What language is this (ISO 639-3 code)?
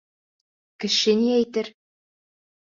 bak